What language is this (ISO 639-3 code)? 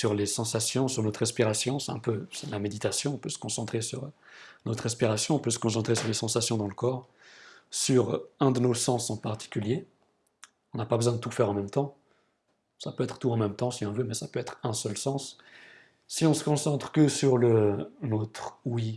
fra